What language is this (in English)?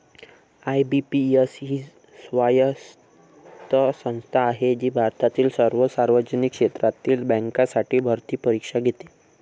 Marathi